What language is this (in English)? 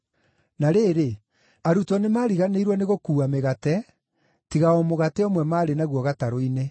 Kikuyu